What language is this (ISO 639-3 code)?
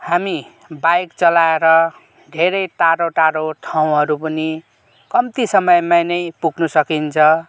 nep